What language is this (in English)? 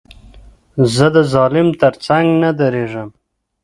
Pashto